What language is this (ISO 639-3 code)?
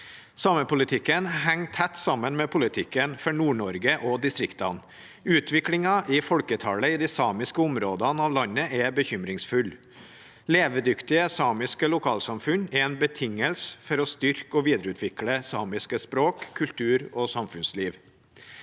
nor